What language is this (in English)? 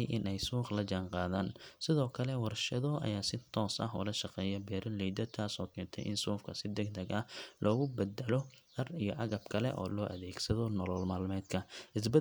Somali